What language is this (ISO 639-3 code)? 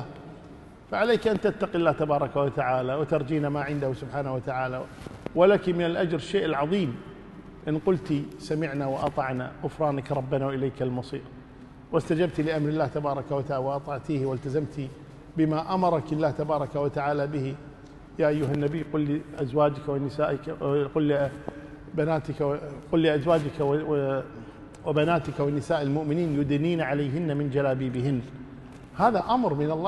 ara